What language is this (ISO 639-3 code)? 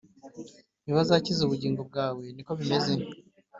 kin